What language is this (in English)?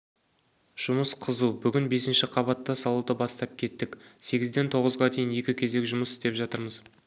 Kazakh